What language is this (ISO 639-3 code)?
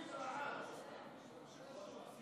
heb